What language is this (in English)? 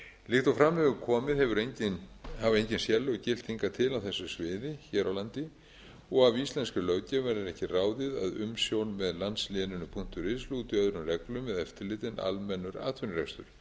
Icelandic